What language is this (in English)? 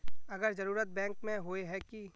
Magahi